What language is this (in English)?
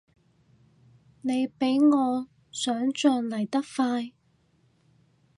Cantonese